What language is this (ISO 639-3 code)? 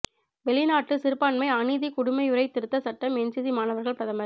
tam